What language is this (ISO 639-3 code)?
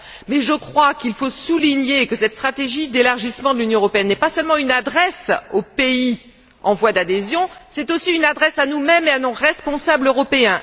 fra